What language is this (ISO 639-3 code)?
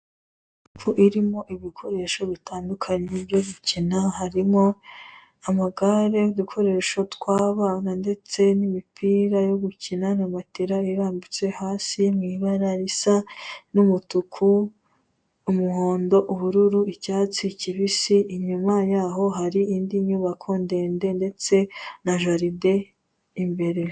kin